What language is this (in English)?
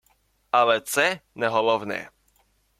Ukrainian